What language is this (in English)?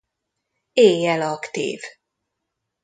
Hungarian